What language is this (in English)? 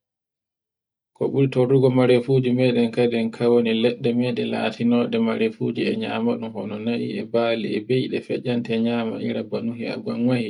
Borgu Fulfulde